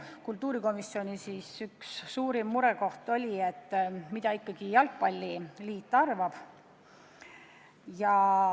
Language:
Estonian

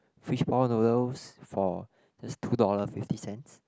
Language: English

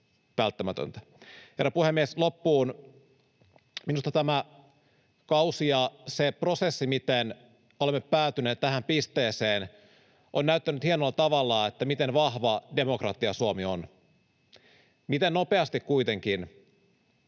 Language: Finnish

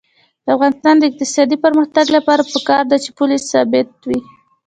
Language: Pashto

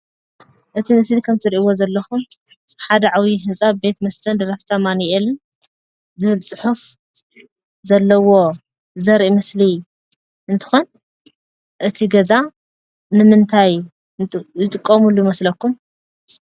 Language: Tigrinya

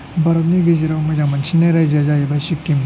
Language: Bodo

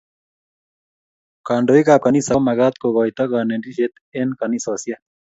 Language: Kalenjin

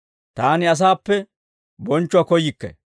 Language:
Dawro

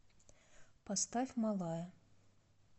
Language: Russian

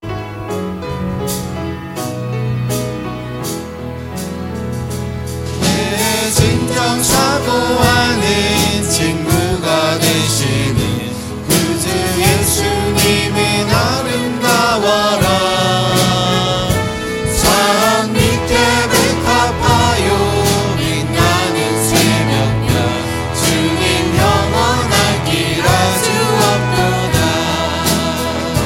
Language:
Korean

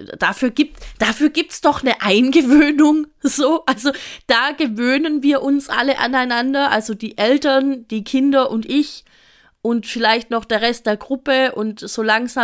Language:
German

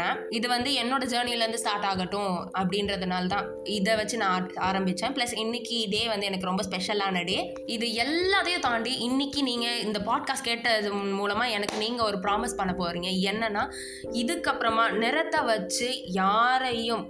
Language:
Tamil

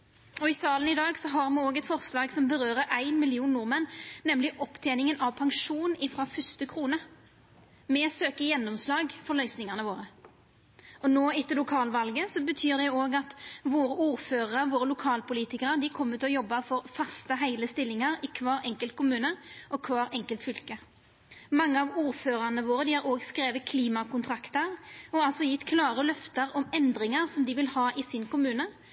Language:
Norwegian Nynorsk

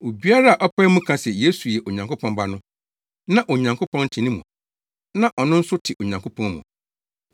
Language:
Akan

